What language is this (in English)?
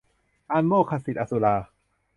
Thai